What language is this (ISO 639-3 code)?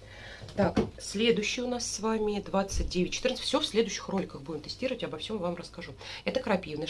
rus